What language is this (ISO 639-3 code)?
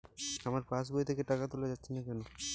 ben